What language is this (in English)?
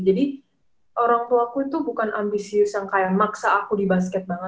Indonesian